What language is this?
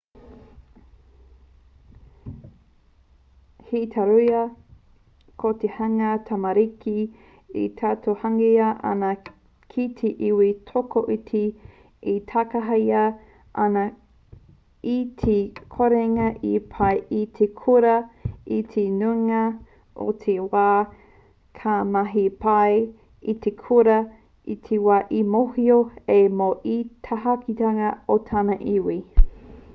Māori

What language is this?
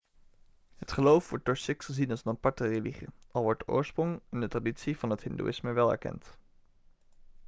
Dutch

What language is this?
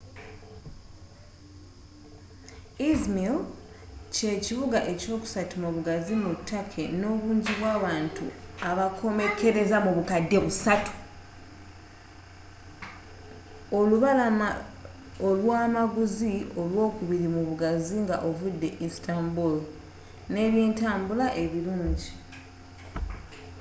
Ganda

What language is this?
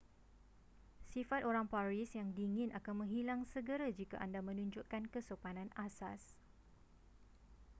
Malay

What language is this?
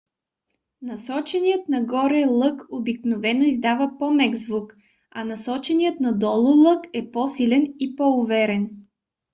Bulgarian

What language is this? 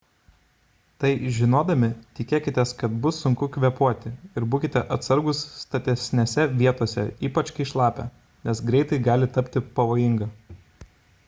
Lithuanian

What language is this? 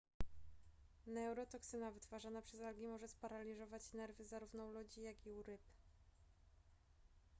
Polish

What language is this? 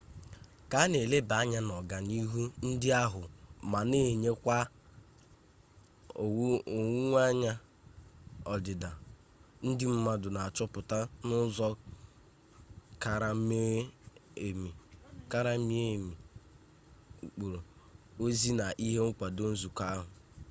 Igbo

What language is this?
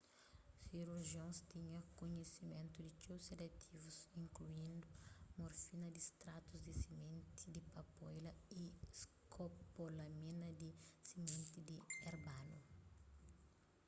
Kabuverdianu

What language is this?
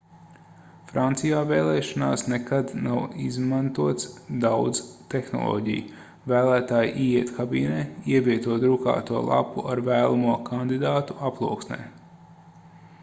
Latvian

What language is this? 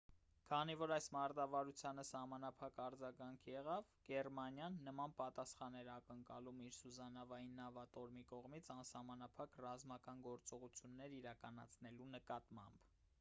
Armenian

